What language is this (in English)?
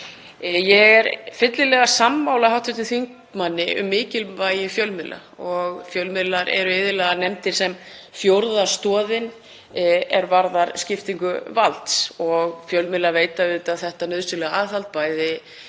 Icelandic